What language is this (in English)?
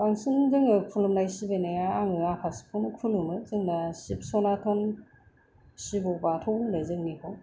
Bodo